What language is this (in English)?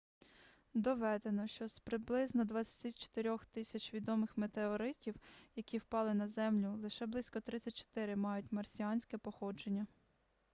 Ukrainian